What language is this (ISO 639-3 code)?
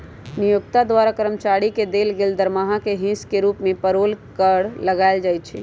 mag